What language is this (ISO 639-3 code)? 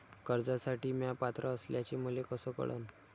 mar